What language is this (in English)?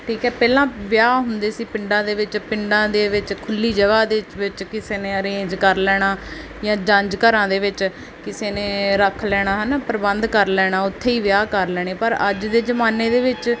Punjabi